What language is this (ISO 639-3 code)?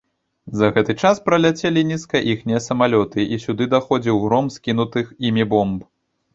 bel